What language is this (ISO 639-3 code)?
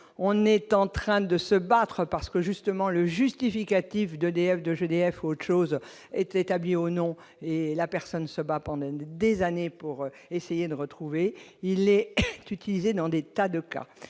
fra